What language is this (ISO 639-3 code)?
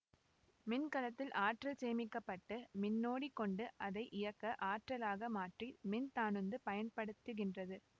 tam